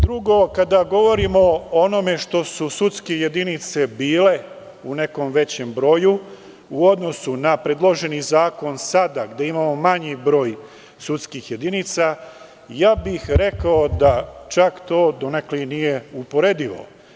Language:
Serbian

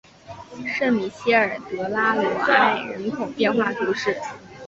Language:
Chinese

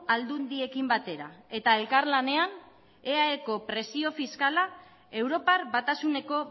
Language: Basque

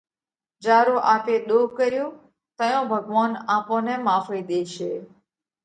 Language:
Parkari Koli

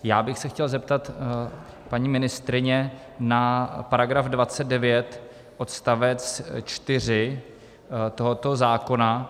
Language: Czech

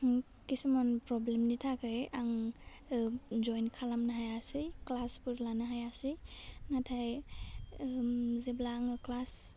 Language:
Bodo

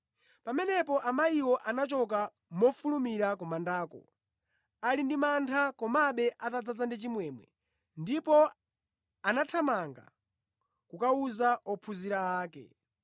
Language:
Nyanja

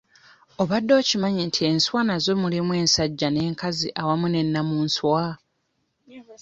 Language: Ganda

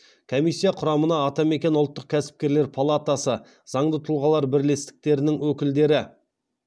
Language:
Kazakh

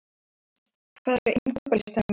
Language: Icelandic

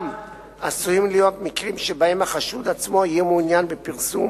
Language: Hebrew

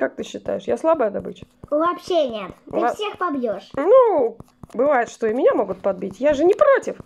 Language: Russian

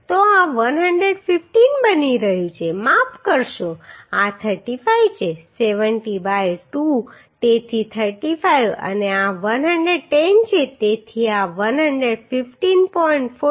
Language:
Gujarati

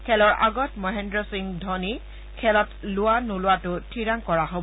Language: Assamese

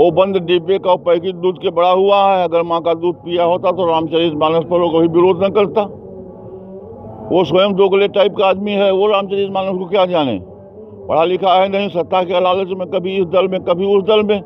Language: Romanian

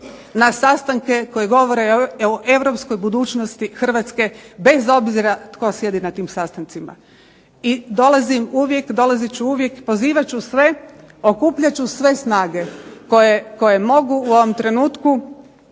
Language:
Croatian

